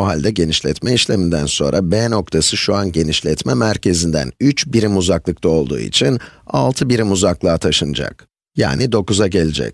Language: Turkish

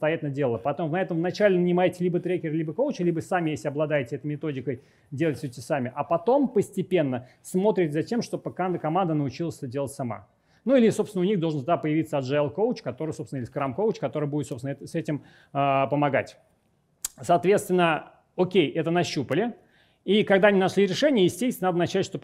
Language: Russian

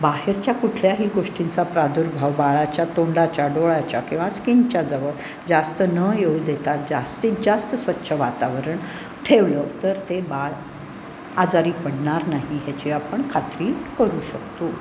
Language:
Marathi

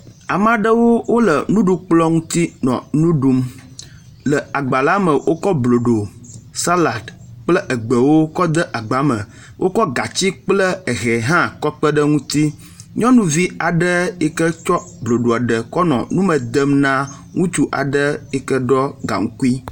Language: Ewe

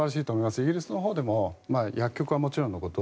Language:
Japanese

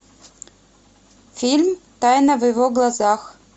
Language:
Russian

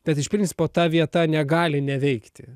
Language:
Lithuanian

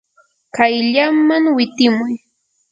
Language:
Yanahuanca Pasco Quechua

